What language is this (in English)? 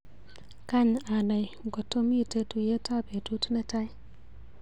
Kalenjin